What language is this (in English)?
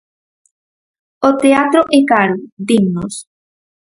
Galician